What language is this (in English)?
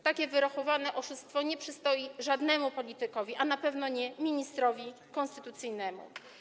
Polish